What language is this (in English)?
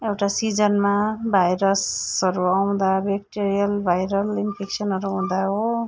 Nepali